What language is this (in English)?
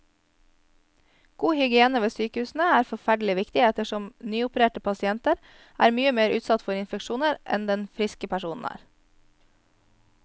Norwegian